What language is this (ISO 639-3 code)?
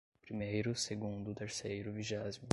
por